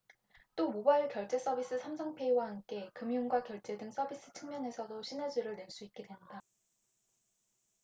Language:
Korean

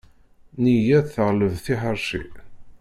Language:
Kabyle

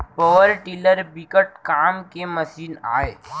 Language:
Chhattisgarhi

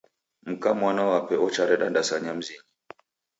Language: Taita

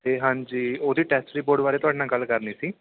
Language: Punjabi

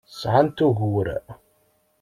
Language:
Kabyle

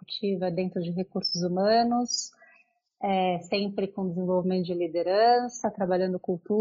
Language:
Portuguese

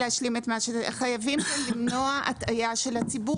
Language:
Hebrew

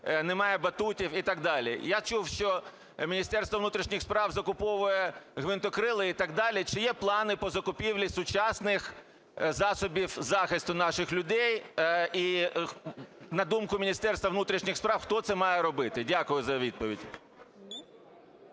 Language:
Ukrainian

